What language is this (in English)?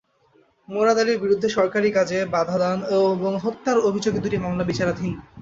Bangla